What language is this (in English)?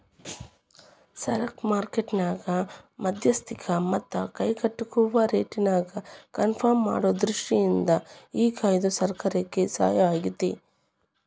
Kannada